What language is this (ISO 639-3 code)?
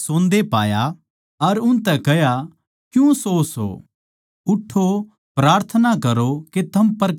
bgc